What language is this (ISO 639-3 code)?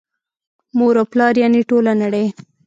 pus